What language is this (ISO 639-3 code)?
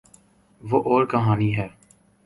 urd